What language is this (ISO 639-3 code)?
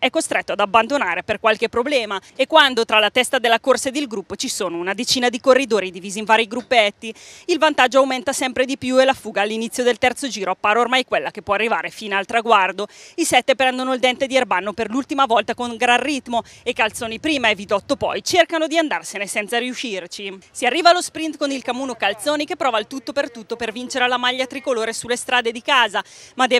ita